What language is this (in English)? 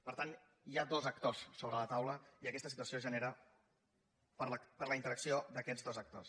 Catalan